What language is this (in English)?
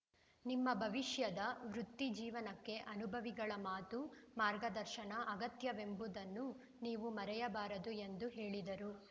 Kannada